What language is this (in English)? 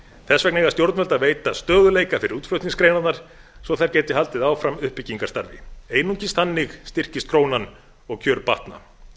Icelandic